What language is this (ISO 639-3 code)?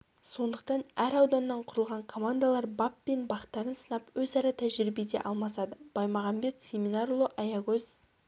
kaz